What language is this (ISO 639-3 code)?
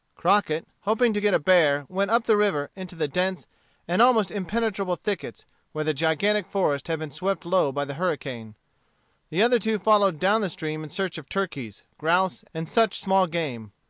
eng